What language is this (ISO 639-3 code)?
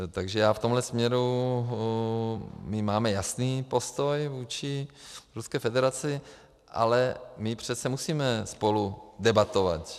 ces